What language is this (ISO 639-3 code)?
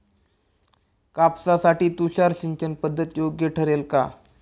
mar